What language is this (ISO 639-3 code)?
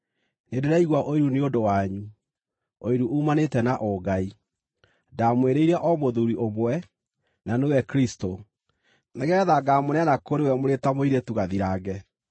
kik